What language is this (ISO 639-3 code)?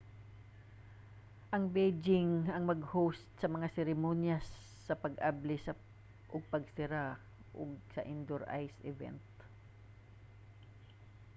ceb